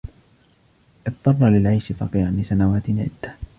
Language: Arabic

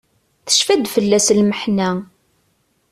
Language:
Kabyle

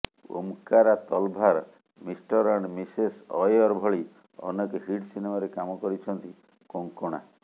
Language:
Odia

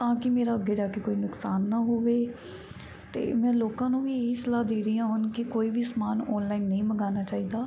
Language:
Punjabi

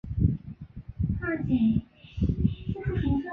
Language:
Chinese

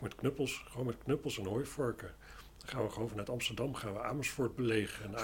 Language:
Dutch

